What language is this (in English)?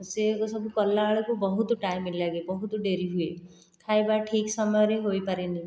Odia